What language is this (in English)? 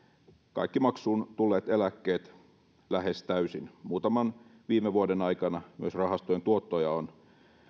Finnish